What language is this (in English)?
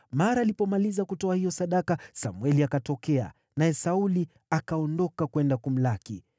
Swahili